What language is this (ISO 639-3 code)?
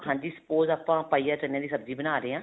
pan